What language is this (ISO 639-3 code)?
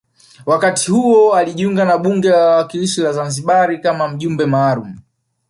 swa